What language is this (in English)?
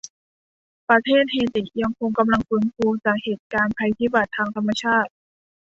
Thai